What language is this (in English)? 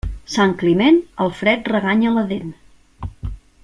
Catalan